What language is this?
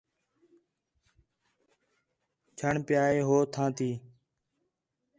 Khetrani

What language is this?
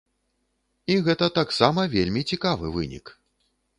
Belarusian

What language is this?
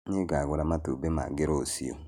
Kikuyu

